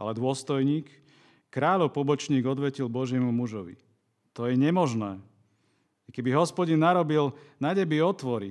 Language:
Slovak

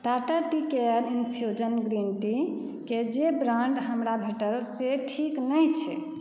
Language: Maithili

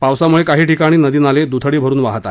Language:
Marathi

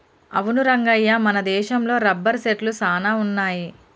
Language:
Telugu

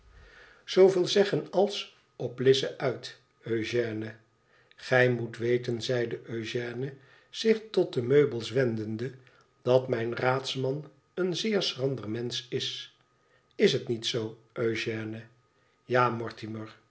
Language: Dutch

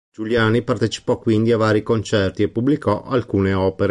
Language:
Italian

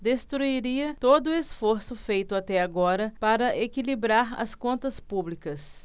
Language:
Portuguese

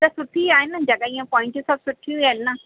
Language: Sindhi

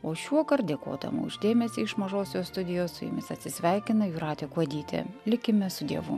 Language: Lithuanian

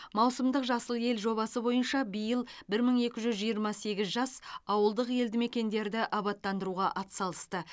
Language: Kazakh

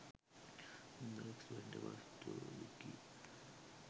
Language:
Sinhala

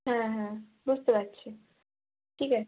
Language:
Bangla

